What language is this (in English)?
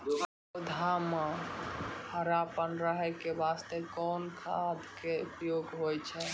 Maithili